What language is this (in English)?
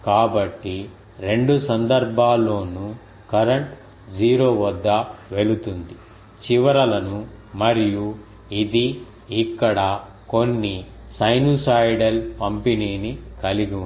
Telugu